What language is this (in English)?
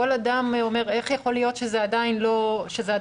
Hebrew